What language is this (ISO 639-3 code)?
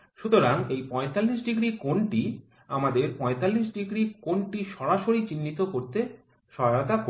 ben